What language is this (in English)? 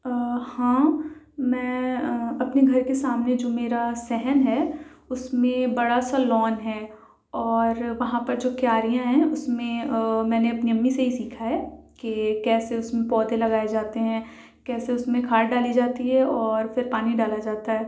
Urdu